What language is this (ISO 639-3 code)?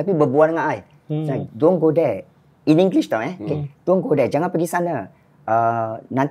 msa